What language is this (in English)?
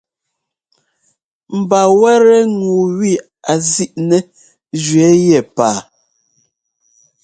Ngomba